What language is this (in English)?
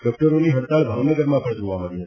Gujarati